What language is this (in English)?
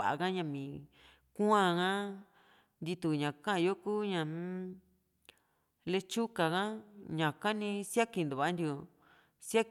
Juxtlahuaca Mixtec